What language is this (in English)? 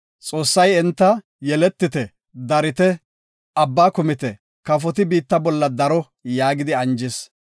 Gofa